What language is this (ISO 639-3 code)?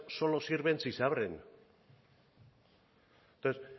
spa